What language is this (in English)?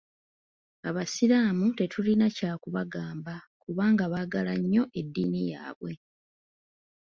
Ganda